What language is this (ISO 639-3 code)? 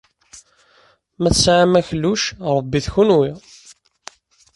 kab